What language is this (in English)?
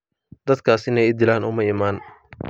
Somali